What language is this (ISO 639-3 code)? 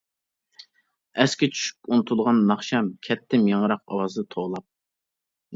uig